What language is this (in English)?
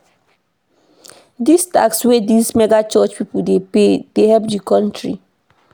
Nigerian Pidgin